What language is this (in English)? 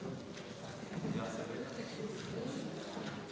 Slovenian